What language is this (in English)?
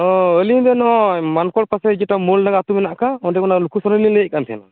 Santali